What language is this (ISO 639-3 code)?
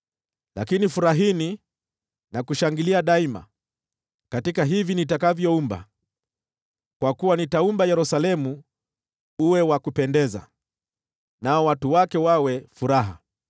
swa